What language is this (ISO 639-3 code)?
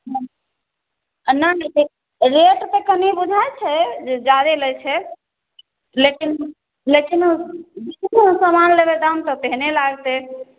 mai